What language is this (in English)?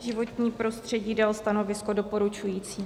Czech